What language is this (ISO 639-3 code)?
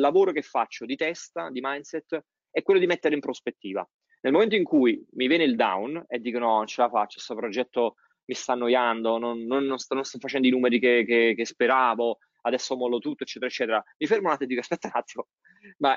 ita